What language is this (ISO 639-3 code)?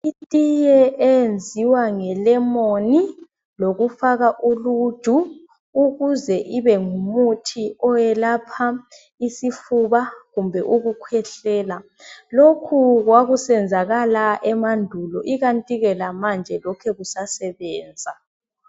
nde